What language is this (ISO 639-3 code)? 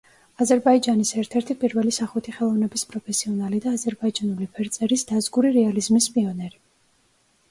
kat